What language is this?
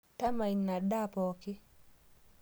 Masai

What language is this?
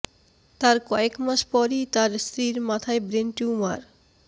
Bangla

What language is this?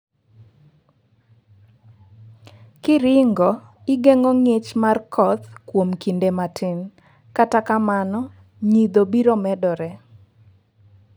Luo (Kenya and Tanzania)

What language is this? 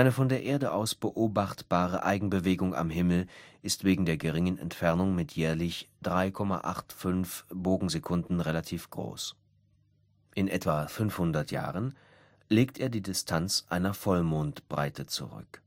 German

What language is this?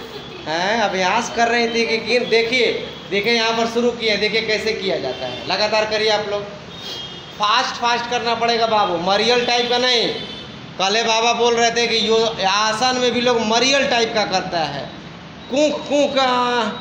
Hindi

